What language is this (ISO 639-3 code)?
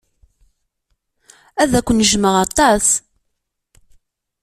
kab